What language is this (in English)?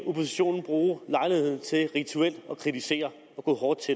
Danish